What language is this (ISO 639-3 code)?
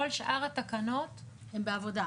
heb